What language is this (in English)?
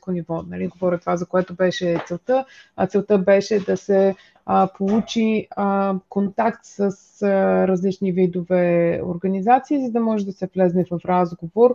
Bulgarian